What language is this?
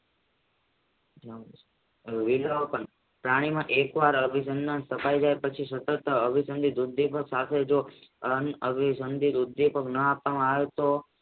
Gujarati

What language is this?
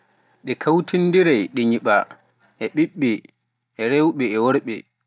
Pular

